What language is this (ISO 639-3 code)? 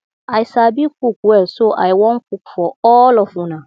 pcm